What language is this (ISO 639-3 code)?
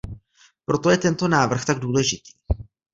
ces